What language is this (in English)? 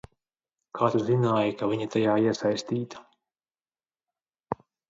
Latvian